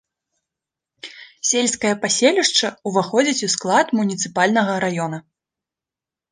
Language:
Belarusian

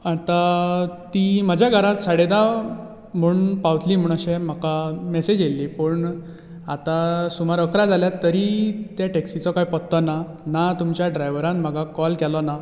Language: Konkani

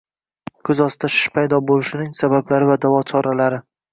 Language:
Uzbek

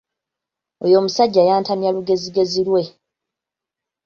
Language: Ganda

